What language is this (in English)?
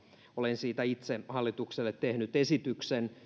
Finnish